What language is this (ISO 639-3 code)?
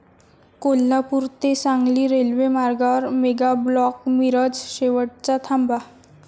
mar